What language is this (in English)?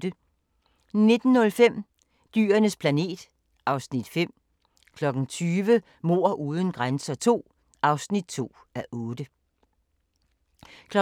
Danish